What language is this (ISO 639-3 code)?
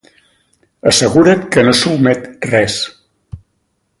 cat